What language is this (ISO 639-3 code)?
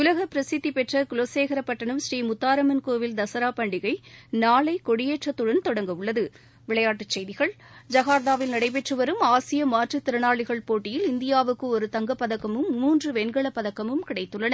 tam